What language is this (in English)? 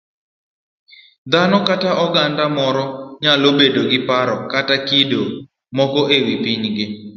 Luo (Kenya and Tanzania)